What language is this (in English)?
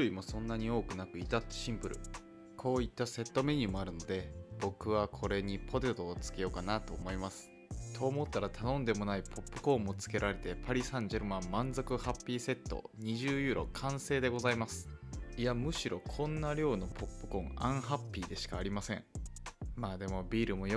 Japanese